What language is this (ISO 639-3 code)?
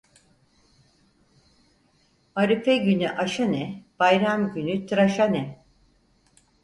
tur